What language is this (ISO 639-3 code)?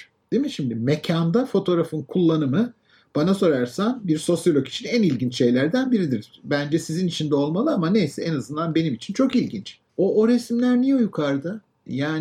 tur